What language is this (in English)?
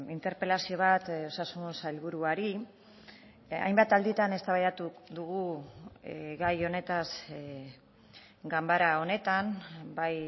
Basque